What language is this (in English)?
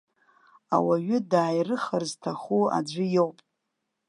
Abkhazian